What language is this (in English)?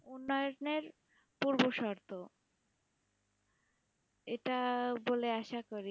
Bangla